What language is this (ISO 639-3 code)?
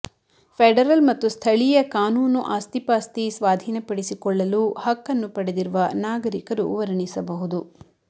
kan